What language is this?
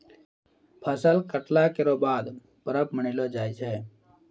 Maithili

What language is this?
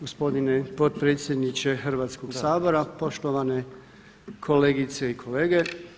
Croatian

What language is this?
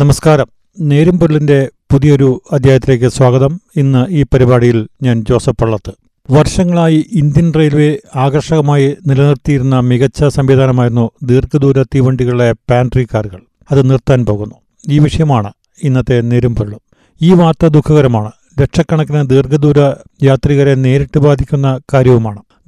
Malayalam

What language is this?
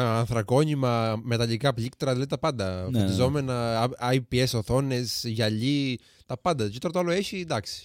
Greek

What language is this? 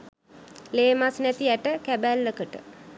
Sinhala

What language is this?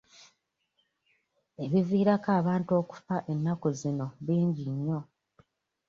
Ganda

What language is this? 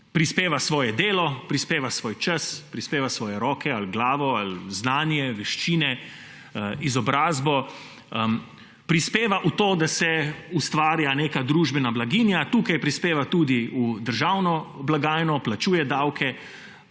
Slovenian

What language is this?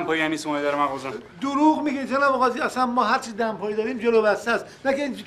Persian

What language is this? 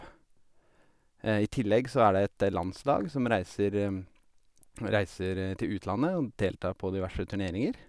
Norwegian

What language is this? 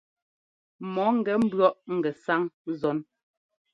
Ngomba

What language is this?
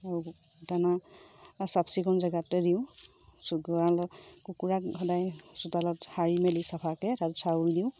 Assamese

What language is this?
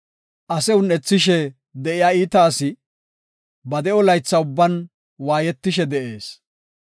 Gofa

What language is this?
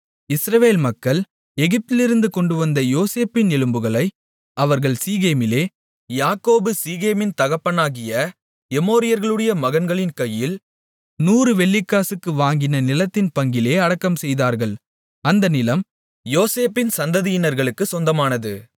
Tamil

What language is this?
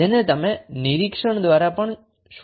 Gujarati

